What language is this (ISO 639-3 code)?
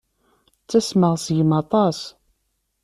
kab